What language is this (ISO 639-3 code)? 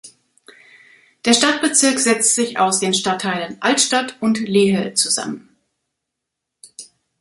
deu